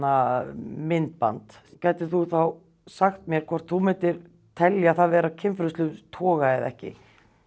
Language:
Icelandic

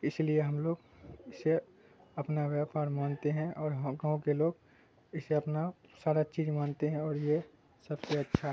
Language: Urdu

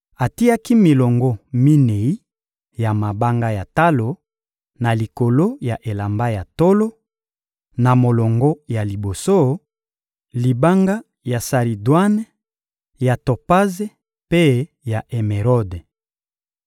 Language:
Lingala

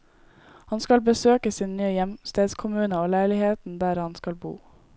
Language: Norwegian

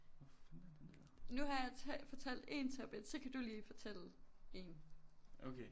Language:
Danish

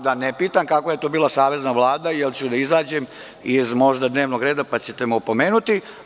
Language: Serbian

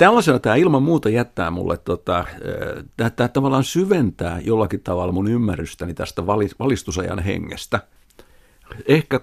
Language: Finnish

